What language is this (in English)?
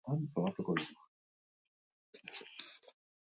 Basque